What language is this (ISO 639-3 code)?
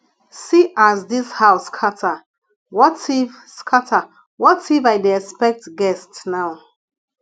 pcm